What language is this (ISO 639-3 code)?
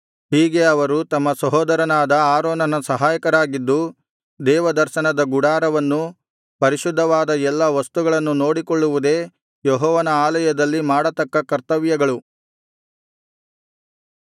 kan